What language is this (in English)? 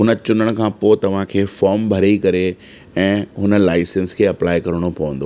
Sindhi